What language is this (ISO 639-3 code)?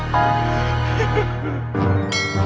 ind